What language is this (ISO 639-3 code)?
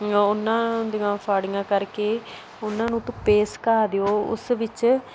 pan